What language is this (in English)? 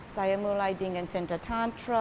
Indonesian